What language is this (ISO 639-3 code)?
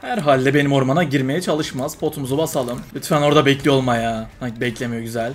tur